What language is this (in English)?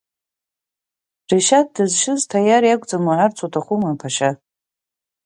Abkhazian